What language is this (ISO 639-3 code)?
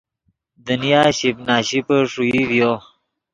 ydg